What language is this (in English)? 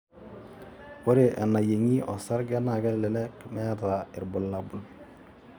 Masai